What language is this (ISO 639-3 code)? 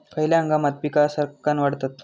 mar